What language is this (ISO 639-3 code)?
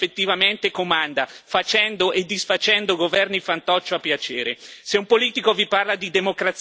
ita